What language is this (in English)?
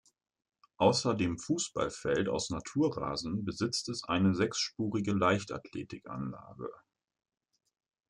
German